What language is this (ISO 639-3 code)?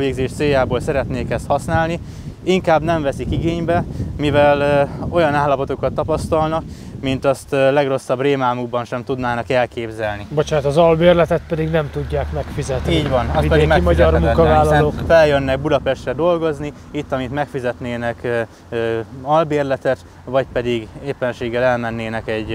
hun